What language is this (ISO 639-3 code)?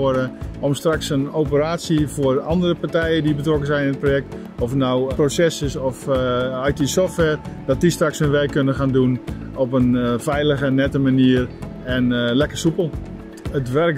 nld